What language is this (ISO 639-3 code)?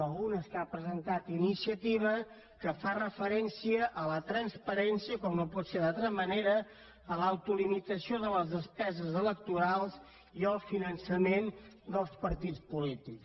cat